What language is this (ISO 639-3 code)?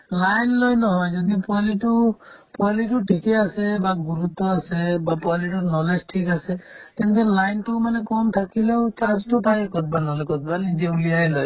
asm